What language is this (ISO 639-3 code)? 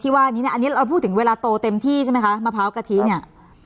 tha